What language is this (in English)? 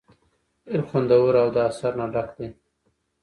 Pashto